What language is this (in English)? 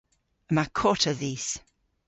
Cornish